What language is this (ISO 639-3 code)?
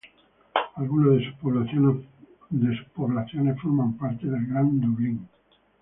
spa